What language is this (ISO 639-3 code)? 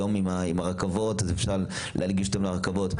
heb